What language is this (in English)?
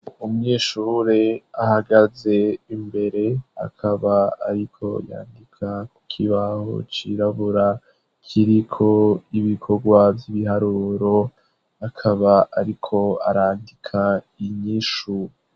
Rundi